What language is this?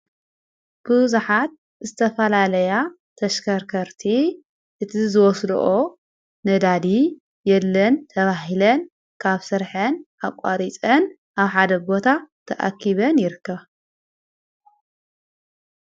Tigrinya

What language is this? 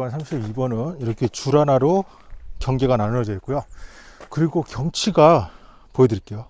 Korean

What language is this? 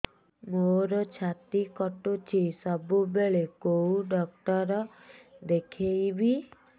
Odia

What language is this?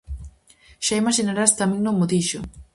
Galician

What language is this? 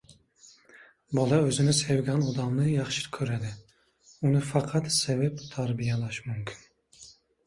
Uzbek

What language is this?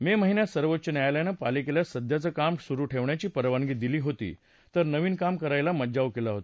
Marathi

